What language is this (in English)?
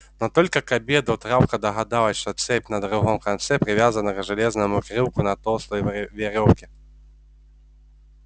Russian